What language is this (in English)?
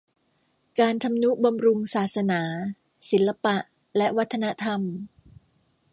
Thai